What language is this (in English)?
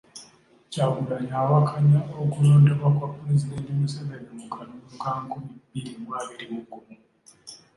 Ganda